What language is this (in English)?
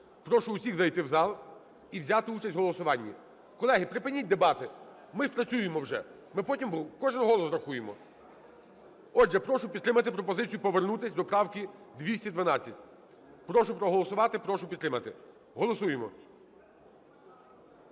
Ukrainian